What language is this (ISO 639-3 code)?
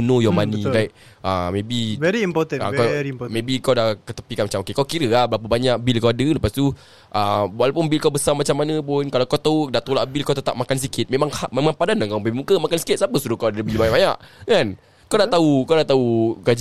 msa